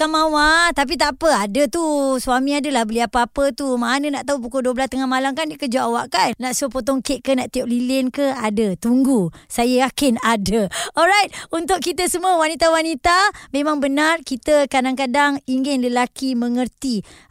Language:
Malay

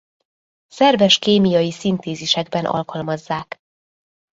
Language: Hungarian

